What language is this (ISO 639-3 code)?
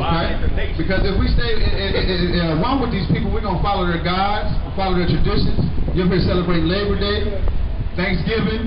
eng